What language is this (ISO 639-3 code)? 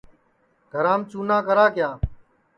ssi